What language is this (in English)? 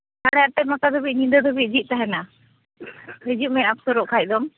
Santali